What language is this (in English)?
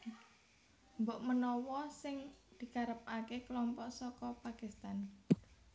Javanese